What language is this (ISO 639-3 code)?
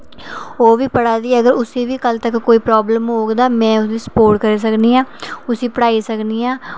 doi